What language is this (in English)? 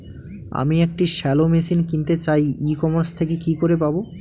Bangla